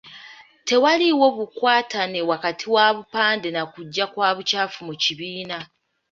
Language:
Ganda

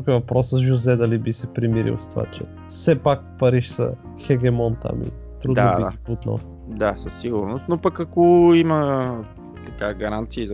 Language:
Bulgarian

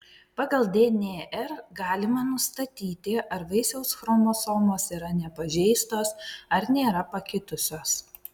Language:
Lithuanian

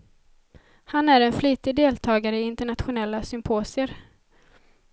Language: Swedish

